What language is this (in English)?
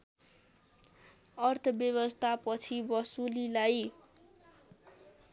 Nepali